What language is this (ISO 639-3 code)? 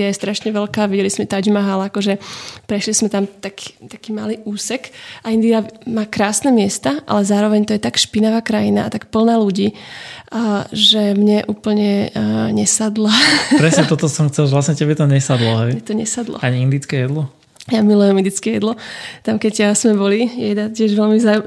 slk